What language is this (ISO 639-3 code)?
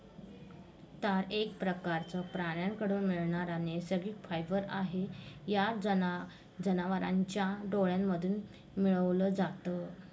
mar